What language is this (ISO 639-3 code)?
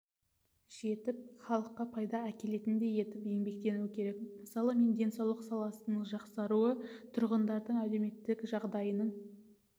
kaz